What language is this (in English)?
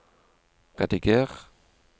Norwegian